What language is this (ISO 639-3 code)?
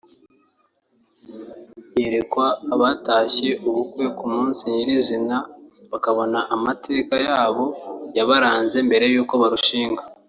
kin